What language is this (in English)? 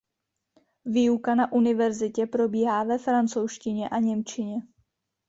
Czech